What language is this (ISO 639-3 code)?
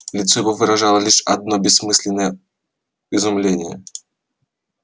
rus